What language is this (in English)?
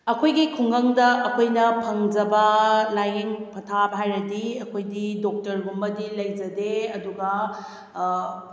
Manipuri